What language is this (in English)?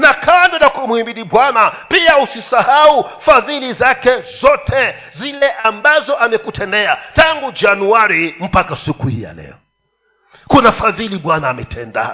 Swahili